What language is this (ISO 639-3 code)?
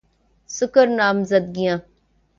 urd